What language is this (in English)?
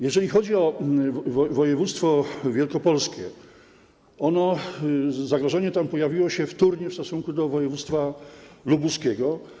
Polish